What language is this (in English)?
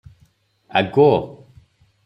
Odia